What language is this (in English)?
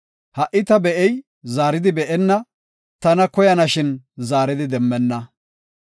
Gofa